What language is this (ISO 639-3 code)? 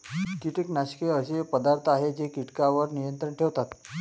mar